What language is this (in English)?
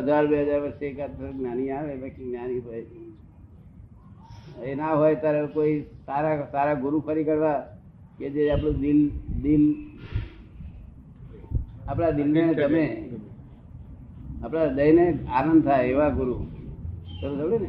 Gujarati